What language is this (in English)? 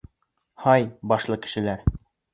Bashkir